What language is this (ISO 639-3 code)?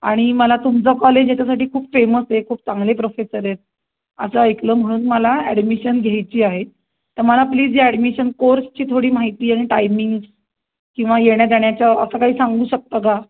mar